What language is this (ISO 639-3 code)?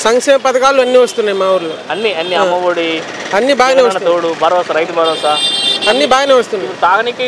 tel